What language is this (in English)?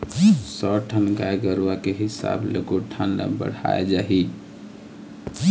Chhattisgarhi